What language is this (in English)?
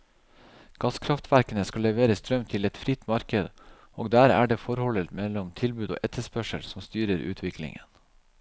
Norwegian